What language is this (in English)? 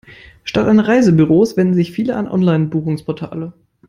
German